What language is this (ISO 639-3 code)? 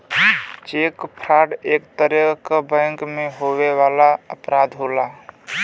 bho